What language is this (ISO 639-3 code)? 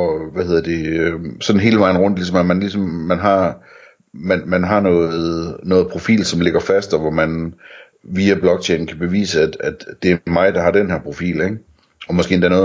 dan